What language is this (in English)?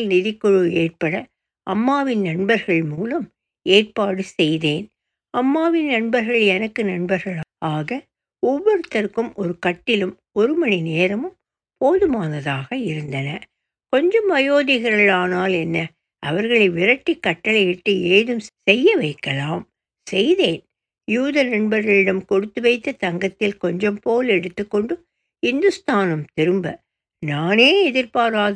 Tamil